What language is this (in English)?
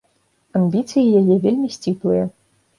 Belarusian